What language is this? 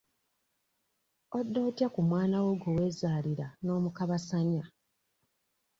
Ganda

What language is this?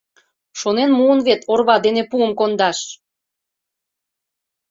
Mari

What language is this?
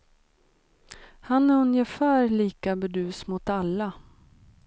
Swedish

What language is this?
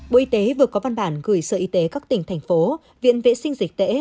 Vietnamese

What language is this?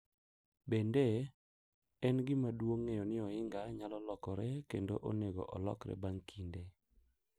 Luo (Kenya and Tanzania)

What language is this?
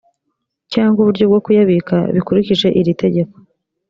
Kinyarwanda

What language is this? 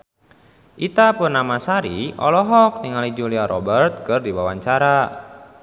Sundanese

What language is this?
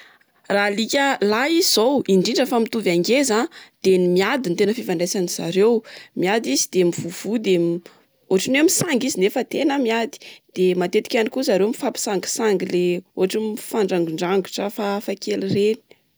Malagasy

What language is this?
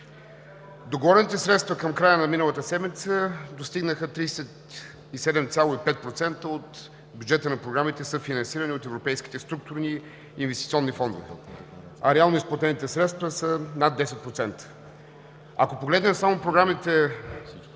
Bulgarian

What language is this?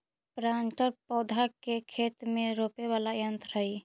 Magahi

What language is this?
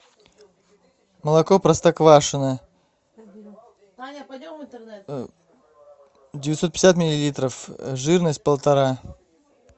Russian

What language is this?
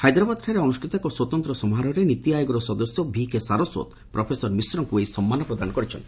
Odia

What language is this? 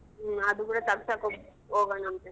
Kannada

